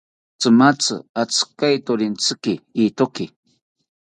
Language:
South Ucayali Ashéninka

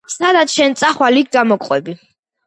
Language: Georgian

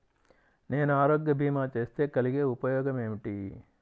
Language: Telugu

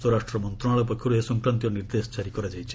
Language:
Odia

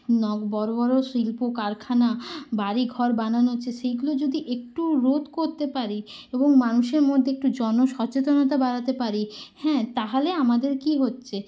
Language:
Bangla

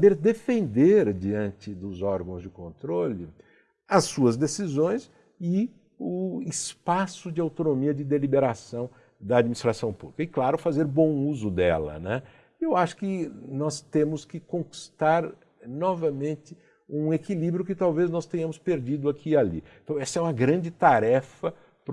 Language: Portuguese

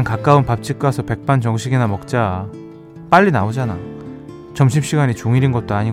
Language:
Korean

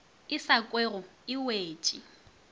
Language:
Northern Sotho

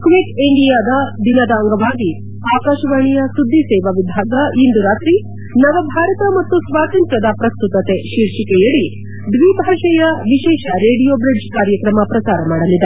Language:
Kannada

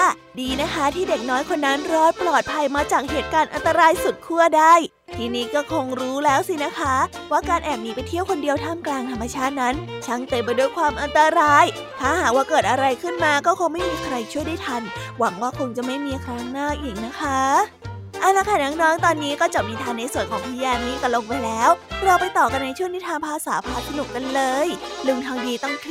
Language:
Thai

